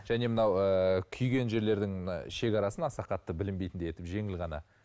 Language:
Kazakh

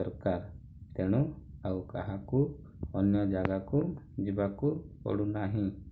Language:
Odia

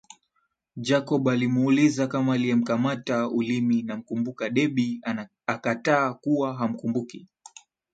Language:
Swahili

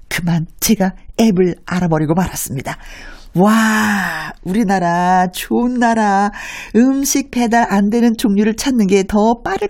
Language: Korean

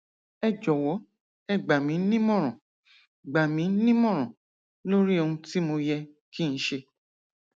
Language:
Yoruba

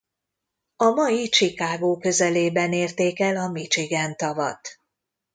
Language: Hungarian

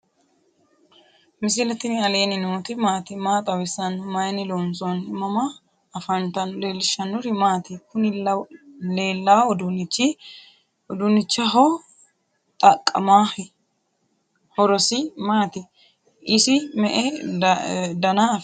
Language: Sidamo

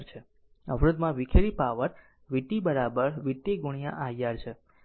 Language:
Gujarati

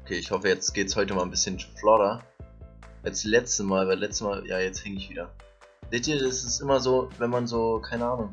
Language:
German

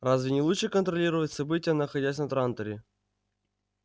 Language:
Russian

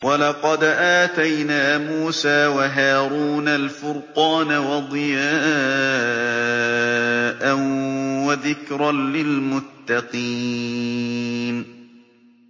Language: Arabic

